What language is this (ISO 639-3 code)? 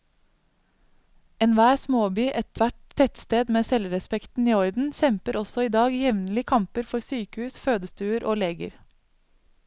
nor